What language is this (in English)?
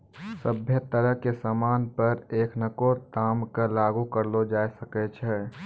Maithili